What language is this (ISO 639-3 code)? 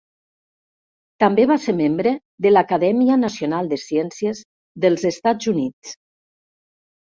cat